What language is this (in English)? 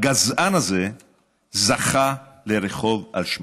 Hebrew